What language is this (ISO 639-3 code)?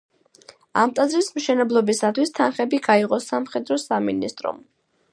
kat